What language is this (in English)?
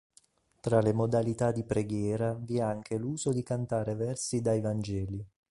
Italian